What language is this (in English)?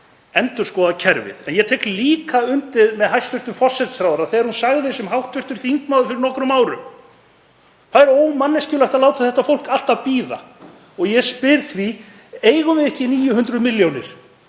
Icelandic